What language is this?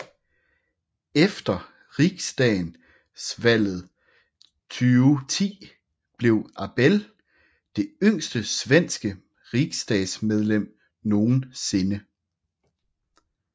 Danish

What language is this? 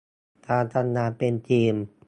Thai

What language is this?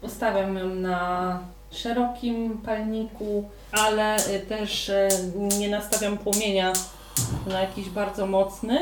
Polish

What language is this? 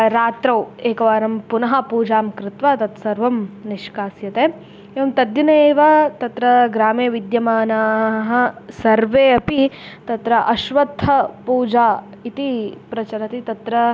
Sanskrit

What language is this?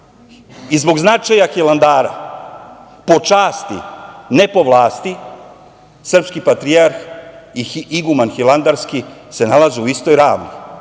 Serbian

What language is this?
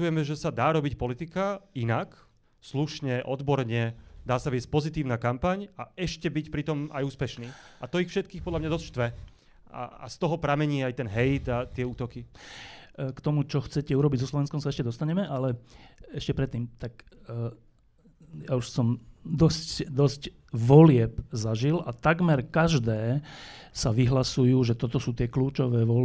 Slovak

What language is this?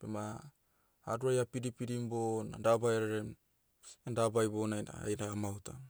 Motu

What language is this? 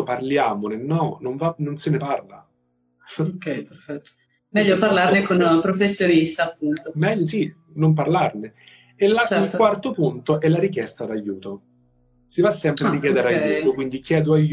Italian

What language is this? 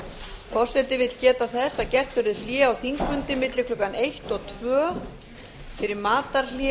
Icelandic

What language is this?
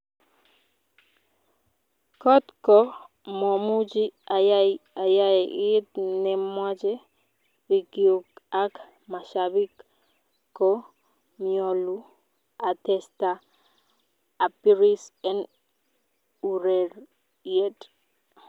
Kalenjin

